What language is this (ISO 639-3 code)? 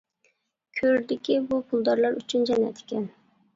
uig